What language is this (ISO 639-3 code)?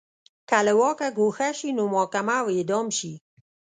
pus